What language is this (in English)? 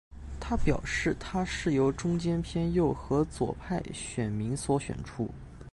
Chinese